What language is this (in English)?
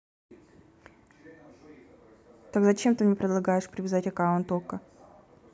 Russian